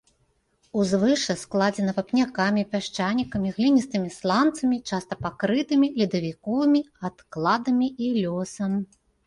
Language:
Belarusian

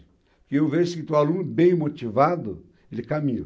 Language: Portuguese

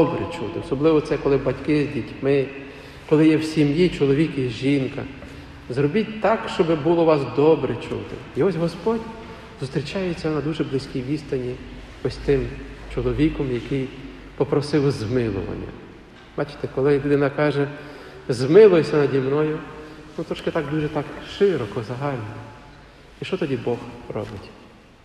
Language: Ukrainian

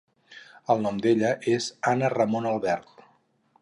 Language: Catalan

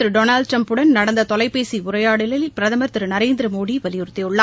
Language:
Tamil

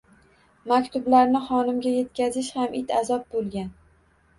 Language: Uzbek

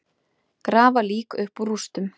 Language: Icelandic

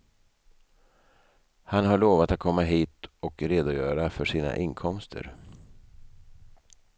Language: Swedish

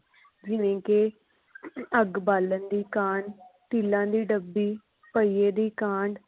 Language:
Punjabi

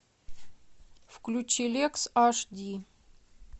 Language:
Russian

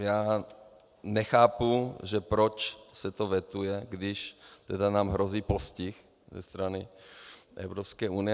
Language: Czech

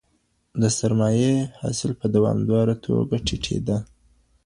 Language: Pashto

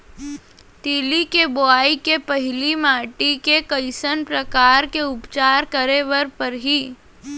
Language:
Chhattisgarhi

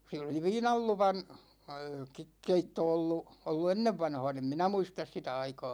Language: Finnish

